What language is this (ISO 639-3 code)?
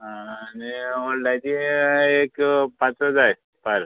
kok